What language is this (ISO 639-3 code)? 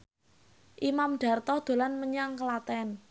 jav